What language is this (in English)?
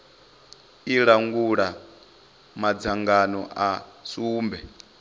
Venda